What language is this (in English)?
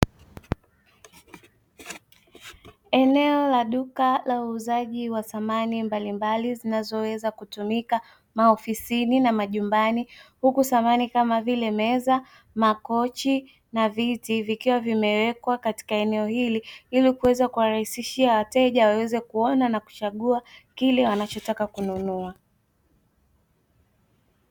Swahili